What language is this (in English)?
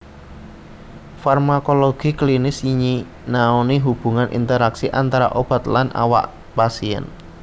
Javanese